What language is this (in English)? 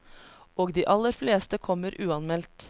Norwegian